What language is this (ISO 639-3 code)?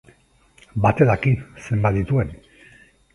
eus